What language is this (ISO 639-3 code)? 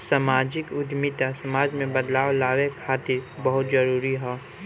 bho